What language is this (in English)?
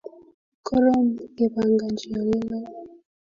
Kalenjin